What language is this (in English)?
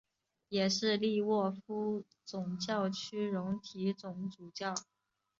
Chinese